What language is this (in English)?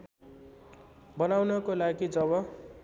Nepali